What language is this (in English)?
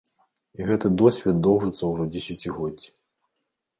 Belarusian